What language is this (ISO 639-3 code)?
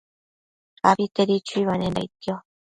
mcf